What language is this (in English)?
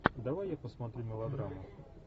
Russian